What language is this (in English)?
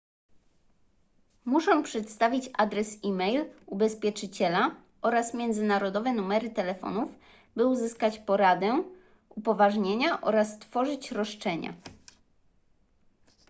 Polish